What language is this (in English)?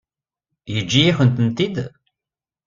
Kabyle